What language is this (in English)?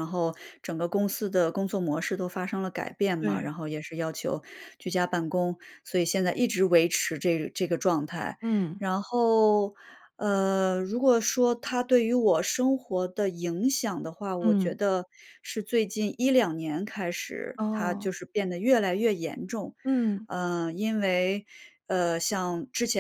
Chinese